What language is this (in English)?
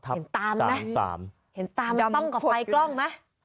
Thai